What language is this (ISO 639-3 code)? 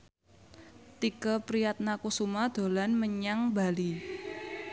jav